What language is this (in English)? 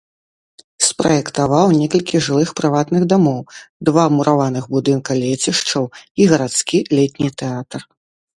Belarusian